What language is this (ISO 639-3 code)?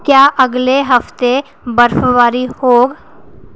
doi